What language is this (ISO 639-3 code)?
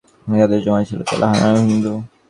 ben